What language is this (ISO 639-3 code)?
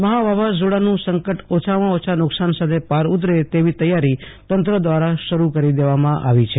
guj